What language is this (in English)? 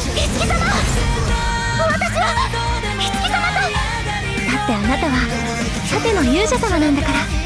Japanese